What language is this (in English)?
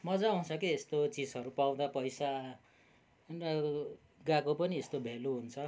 Nepali